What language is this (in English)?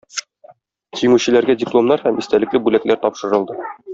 Tatar